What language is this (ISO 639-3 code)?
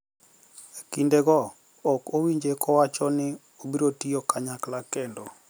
luo